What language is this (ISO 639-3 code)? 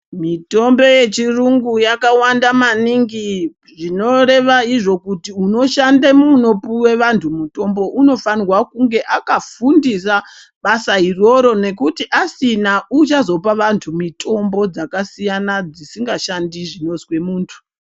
ndc